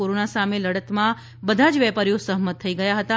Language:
Gujarati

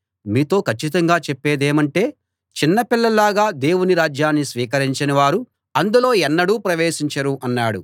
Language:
Telugu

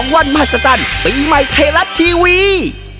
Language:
Thai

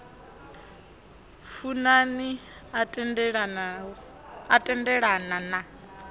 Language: Venda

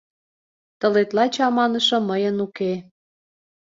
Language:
Mari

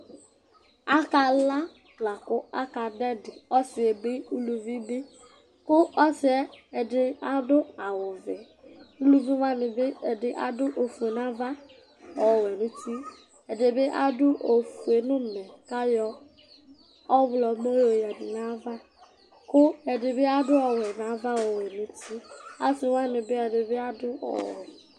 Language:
Ikposo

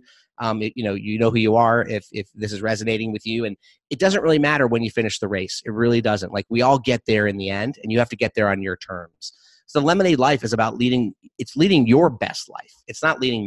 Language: English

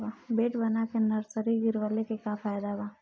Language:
Bhojpuri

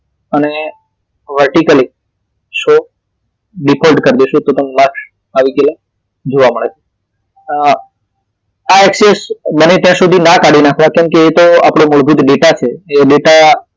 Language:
Gujarati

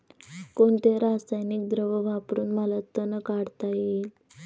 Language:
Marathi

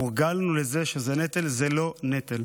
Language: Hebrew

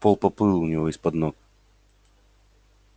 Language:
Russian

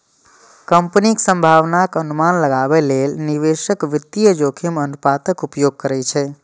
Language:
Maithili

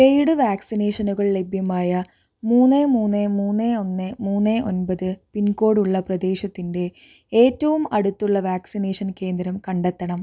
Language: Malayalam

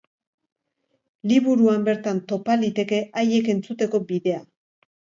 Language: Basque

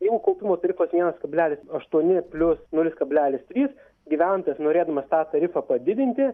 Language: Lithuanian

